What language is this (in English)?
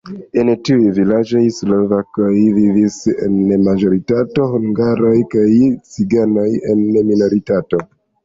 Esperanto